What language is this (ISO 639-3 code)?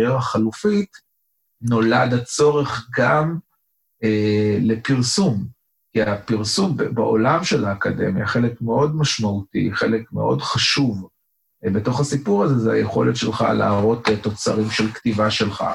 heb